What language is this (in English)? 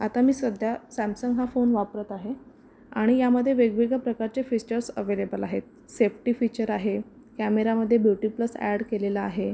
Marathi